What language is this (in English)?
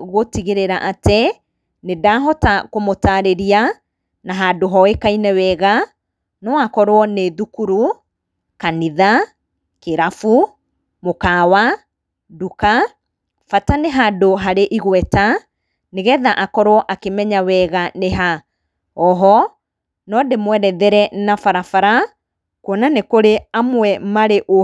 Kikuyu